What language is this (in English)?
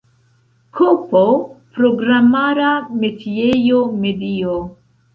Esperanto